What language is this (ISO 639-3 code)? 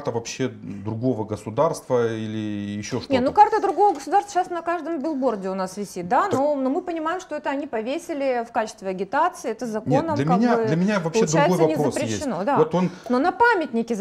rus